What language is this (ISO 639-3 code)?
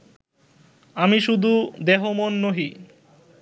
ben